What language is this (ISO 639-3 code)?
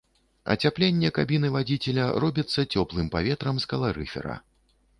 bel